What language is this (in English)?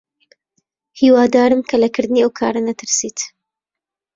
Central Kurdish